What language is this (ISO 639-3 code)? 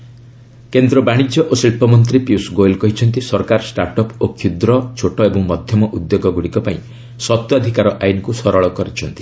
ori